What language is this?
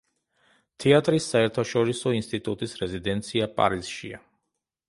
Georgian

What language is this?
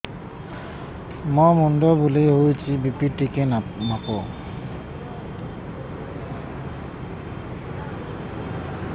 Odia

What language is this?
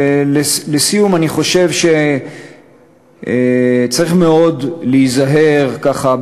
Hebrew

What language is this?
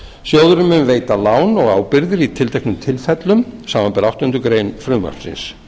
Icelandic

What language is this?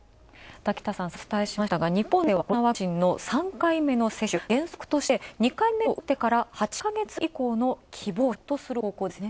Japanese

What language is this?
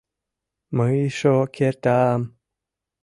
Mari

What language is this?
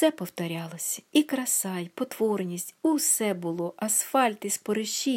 Ukrainian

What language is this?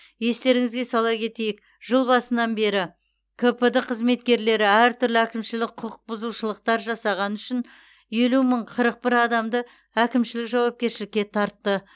Kazakh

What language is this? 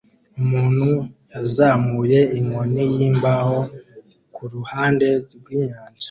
Kinyarwanda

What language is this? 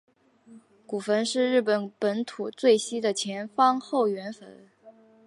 Chinese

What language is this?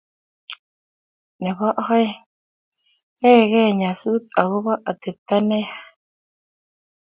Kalenjin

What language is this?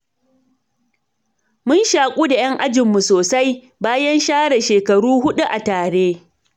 Hausa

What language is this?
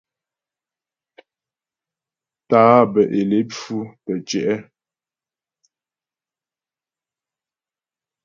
Ghomala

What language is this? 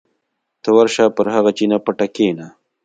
Pashto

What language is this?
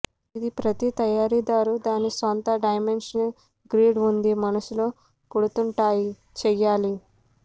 Telugu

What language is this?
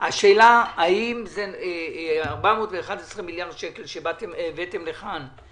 Hebrew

